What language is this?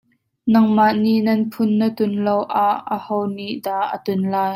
Hakha Chin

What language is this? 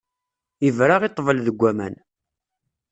Kabyle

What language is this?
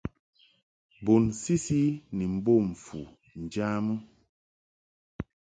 Mungaka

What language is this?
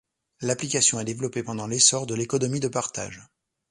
French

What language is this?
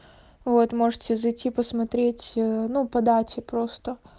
Russian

